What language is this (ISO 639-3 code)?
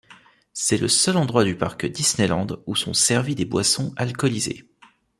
fra